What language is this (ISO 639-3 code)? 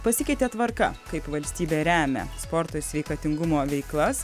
lit